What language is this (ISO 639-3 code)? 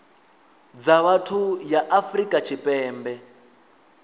ven